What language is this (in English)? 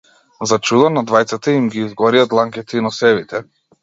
Macedonian